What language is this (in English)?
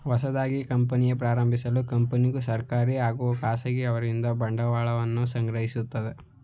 Kannada